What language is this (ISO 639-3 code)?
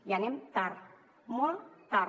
cat